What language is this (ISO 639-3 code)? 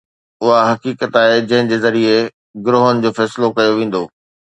snd